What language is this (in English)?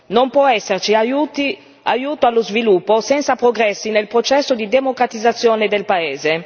Italian